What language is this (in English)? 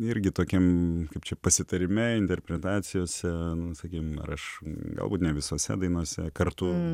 Lithuanian